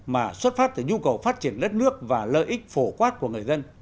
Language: Vietnamese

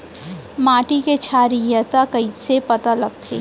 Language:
Chhattisgarhi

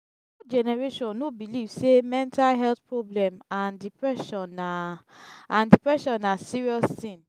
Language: Nigerian Pidgin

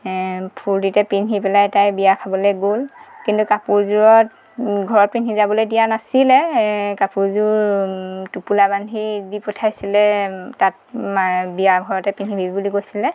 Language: Assamese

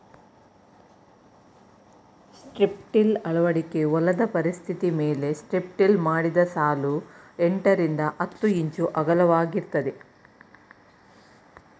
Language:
Kannada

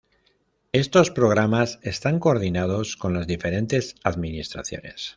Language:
Spanish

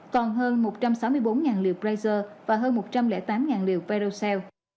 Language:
Vietnamese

